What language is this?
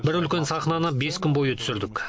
Kazakh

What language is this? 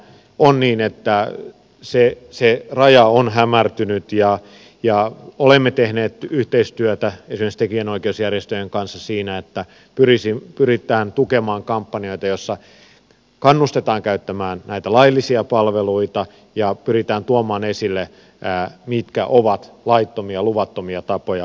Finnish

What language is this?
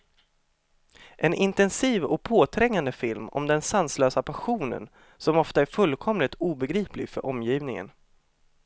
Swedish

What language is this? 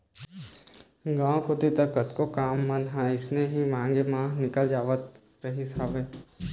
Chhattisgarhi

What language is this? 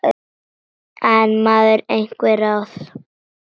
Icelandic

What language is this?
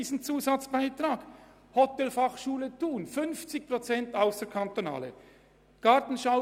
Swiss German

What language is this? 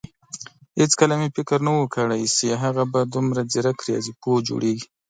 Pashto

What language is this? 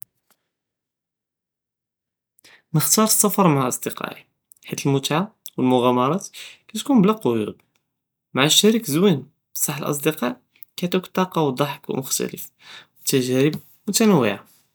Judeo-Arabic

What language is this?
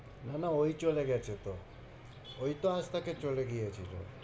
Bangla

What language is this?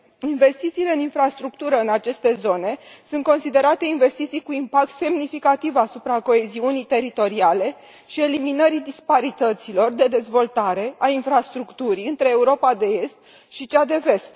Romanian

